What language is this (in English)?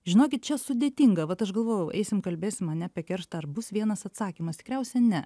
Lithuanian